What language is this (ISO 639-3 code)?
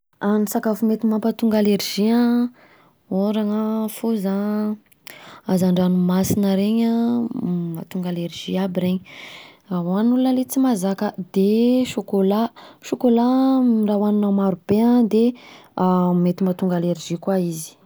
bzc